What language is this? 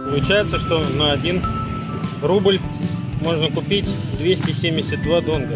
Russian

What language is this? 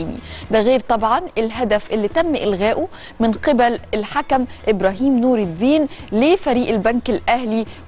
Arabic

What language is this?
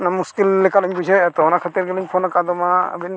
Santali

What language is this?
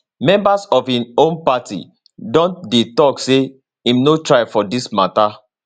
Nigerian Pidgin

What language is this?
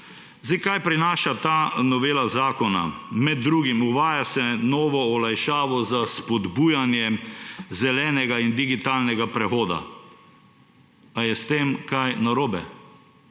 Slovenian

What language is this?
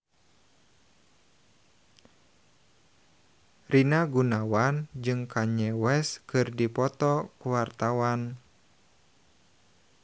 Sundanese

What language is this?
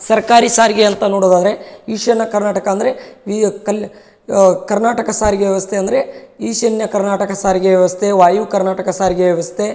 Kannada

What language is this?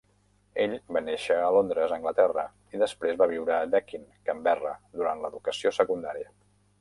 Catalan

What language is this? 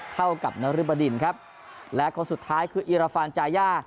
Thai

